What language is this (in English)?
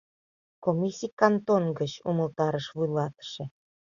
Mari